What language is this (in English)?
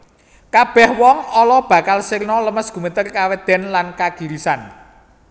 Javanese